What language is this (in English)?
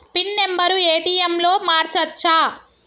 Telugu